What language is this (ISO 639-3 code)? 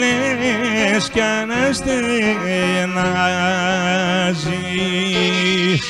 ell